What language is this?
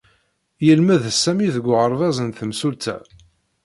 Kabyle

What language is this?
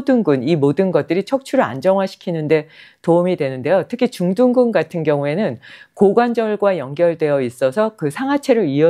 Korean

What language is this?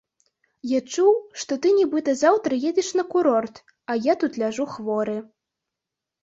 Belarusian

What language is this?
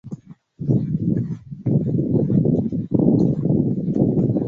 English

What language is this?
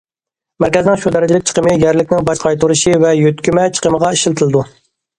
Uyghur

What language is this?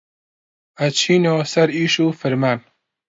Central Kurdish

